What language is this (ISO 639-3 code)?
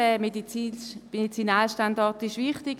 gsw